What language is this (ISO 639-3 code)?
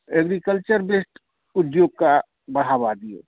mai